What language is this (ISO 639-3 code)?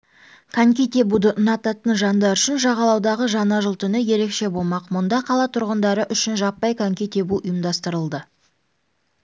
kaz